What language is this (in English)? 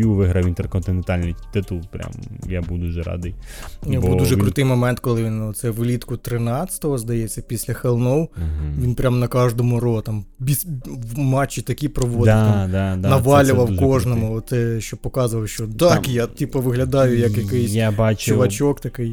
Ukrainian